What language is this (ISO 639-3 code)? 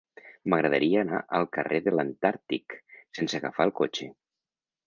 cat